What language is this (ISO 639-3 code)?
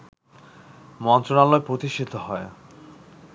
ben